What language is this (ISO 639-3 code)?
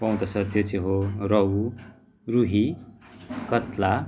nep